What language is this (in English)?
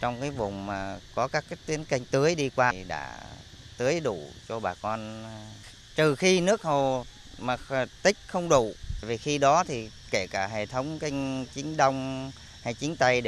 Vietnamese